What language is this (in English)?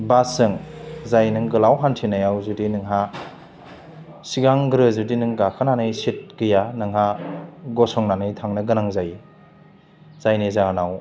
Bodo